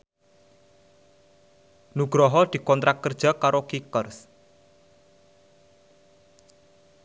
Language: Javanese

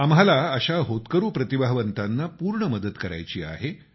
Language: Marathi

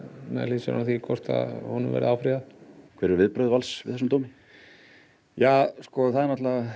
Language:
Icelandic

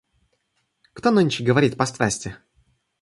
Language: Russian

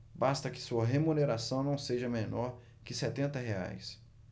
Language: Portuguese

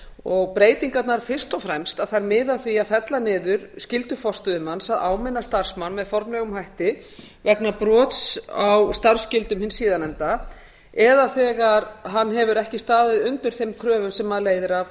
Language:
Icelandic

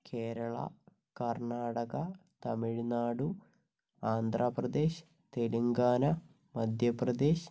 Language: Malayalam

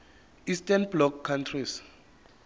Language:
Zulu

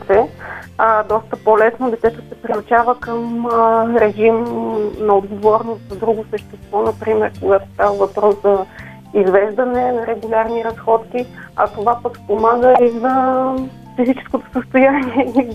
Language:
Bulgarian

